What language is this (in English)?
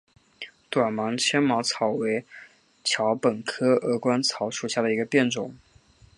Chinese